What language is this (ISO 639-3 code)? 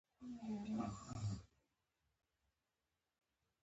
pus